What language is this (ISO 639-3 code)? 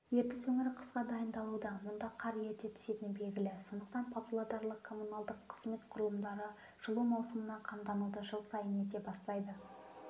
kaz